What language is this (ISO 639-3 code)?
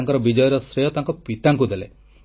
ori